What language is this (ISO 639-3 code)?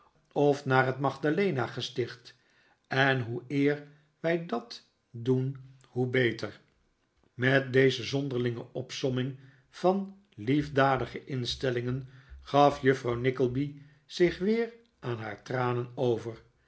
nld